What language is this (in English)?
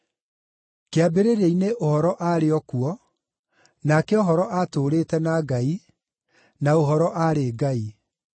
Kikuyu